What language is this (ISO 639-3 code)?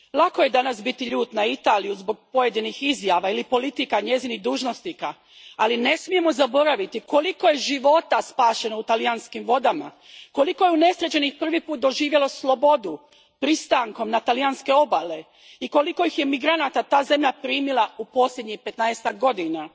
hrv